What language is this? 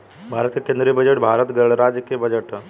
Bhojpuri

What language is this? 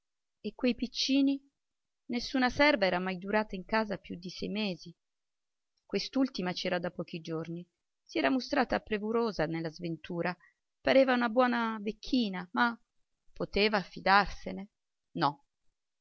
Italian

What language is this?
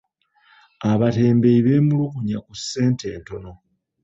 Ganda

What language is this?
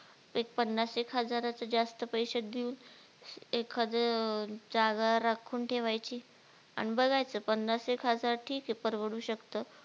Marathi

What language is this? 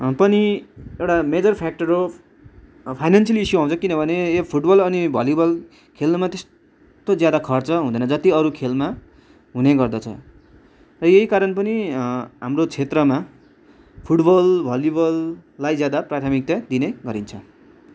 Nepali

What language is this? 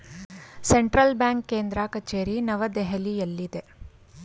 Kannada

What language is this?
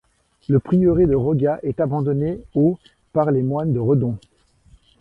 French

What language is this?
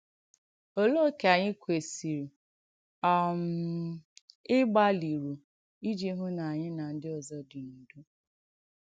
Igbo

